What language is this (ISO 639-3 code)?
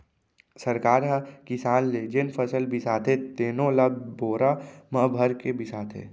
hne